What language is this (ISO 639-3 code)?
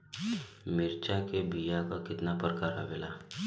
bho